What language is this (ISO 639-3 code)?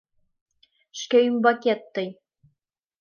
chm